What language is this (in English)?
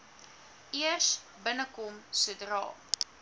Afrikaans